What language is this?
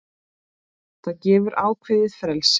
Icelandic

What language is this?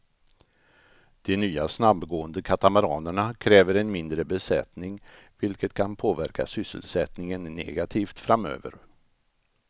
Swedish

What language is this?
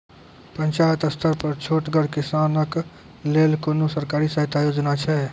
Maithili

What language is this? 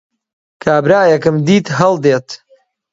Central Kurdish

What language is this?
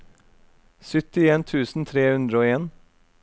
Norwegian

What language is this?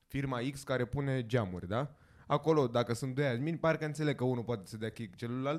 Romanian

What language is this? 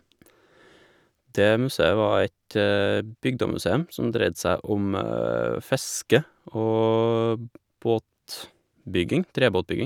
Norwegian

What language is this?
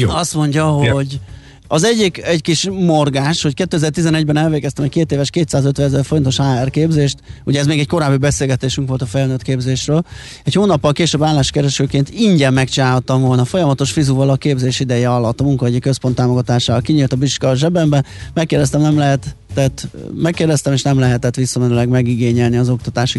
Hungarian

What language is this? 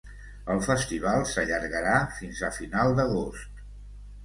Catalan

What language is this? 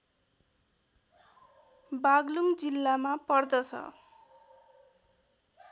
Nepali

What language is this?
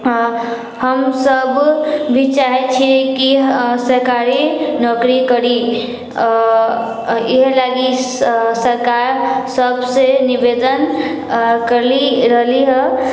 Maithili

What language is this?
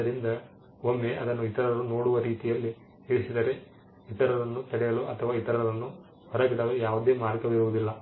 Kannada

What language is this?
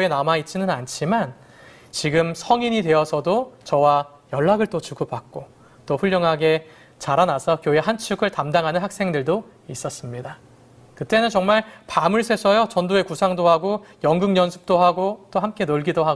Korean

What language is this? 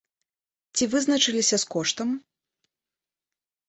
Belarusian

